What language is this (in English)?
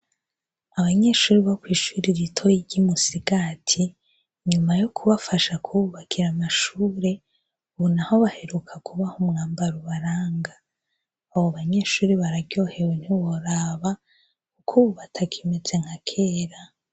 Rundi